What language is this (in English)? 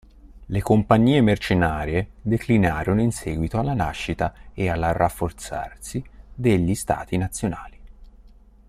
Italian